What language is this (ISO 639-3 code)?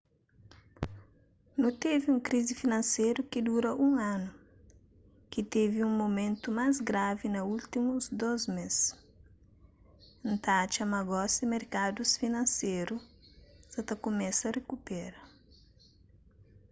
kea